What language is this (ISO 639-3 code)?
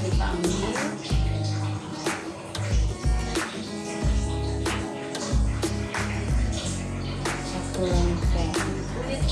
ind